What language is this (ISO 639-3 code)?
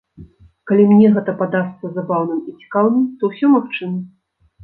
bel